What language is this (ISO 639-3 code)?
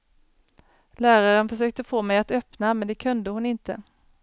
swe